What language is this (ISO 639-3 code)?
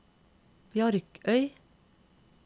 nor